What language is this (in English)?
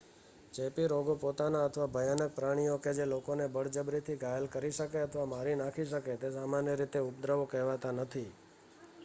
Gujarati